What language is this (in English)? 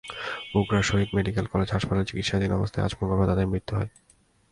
Bangla